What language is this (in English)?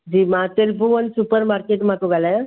Sindhi